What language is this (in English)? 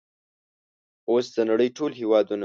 Pashto